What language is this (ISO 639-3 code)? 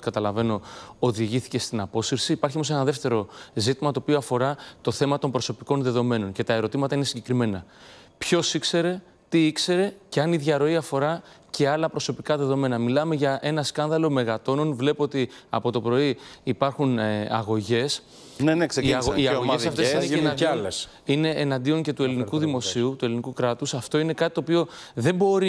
ell